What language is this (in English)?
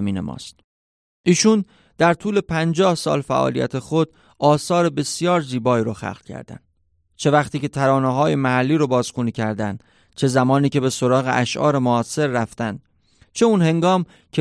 Persian